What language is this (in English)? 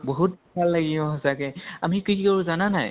Assamese